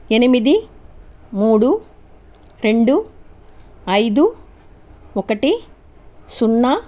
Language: Telugu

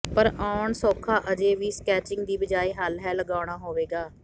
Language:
Punjabi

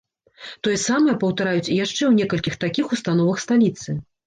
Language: Belarusian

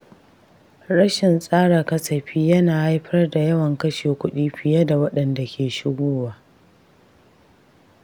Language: Hausa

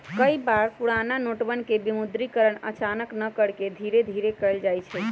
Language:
Magahi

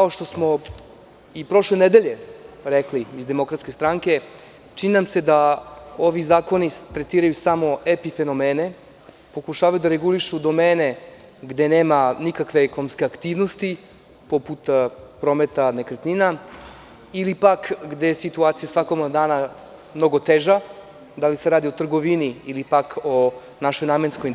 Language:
Serbian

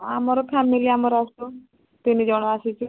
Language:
Odia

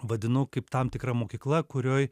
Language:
Lithuanian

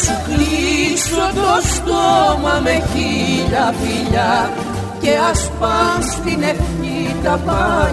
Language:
Greek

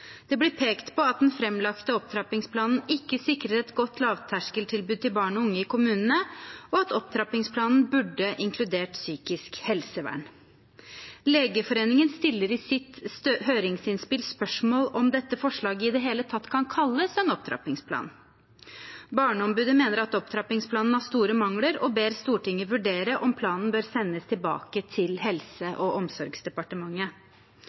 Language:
Norwegian Bokmål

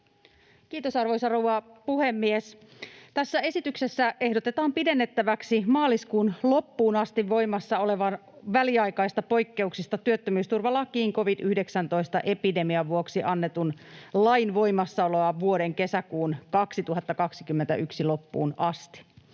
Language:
Finnish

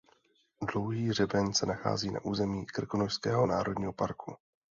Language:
Czech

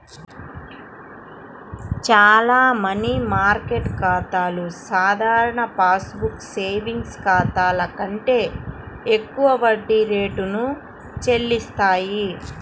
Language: Telugu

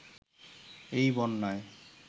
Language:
Bangla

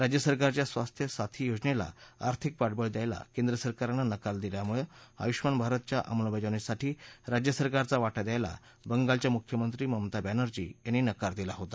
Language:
Marathi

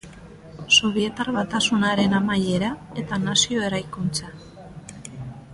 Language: Basque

